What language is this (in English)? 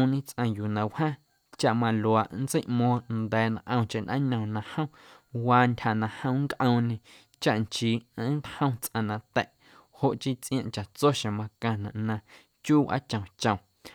Guerrero Amuzgo